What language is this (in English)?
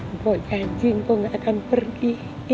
Indonesian